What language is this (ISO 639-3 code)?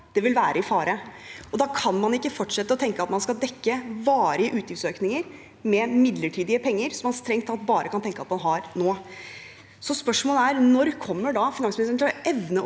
nor